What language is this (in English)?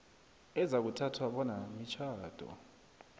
South Ndebele